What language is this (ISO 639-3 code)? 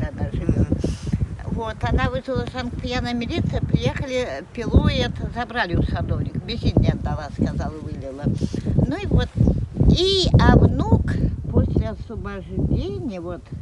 rus